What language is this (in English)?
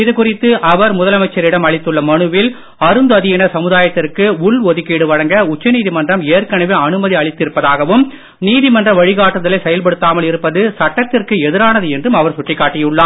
Tamil